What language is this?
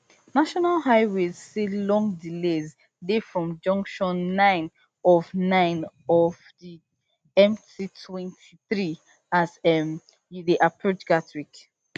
Nigerian Pidgin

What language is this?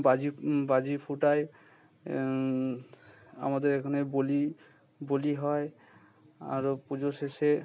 Bangla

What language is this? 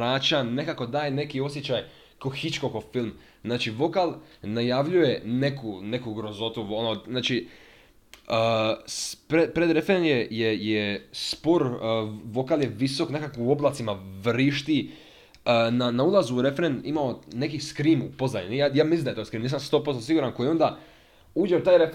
Croatian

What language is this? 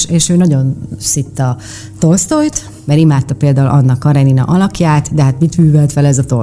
Hungarian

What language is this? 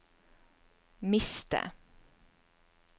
Norwegian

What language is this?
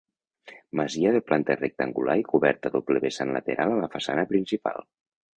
Catalan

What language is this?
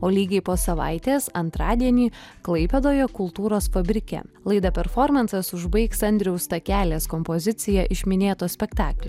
Lithuanian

